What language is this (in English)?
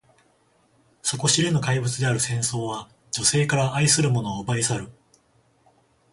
Japanese